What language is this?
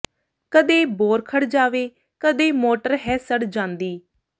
Punjabi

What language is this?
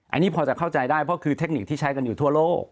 Thai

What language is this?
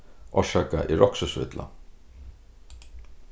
Faroese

